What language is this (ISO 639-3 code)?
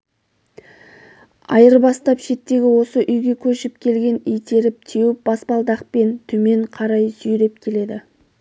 kaz